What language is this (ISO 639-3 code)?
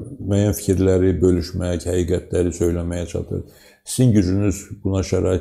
tur